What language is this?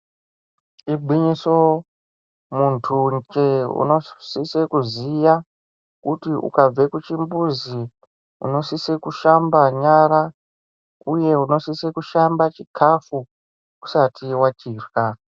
Ndau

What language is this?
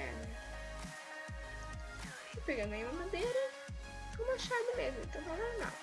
Portuguese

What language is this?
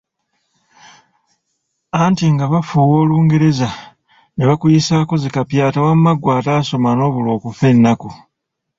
Ganda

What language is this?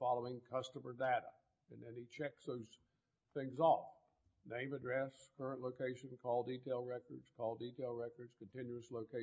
English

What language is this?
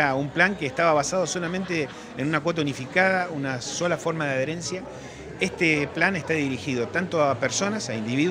Spanish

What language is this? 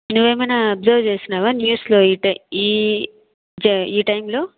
Telugu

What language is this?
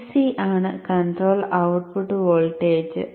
Malayalam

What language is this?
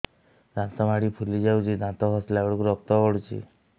Odia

